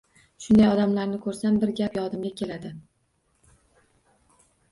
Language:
Uzbek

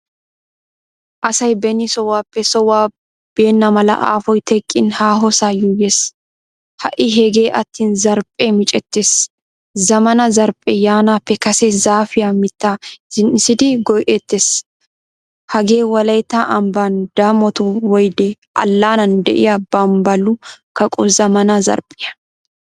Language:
Wolaytta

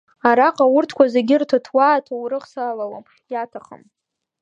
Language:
Abkhazian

